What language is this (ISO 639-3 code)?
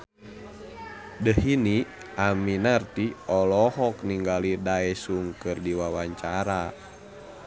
sun